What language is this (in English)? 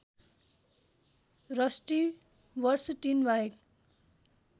Nepali